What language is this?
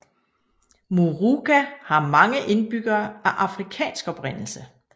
Danish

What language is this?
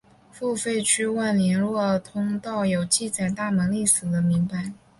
Chinese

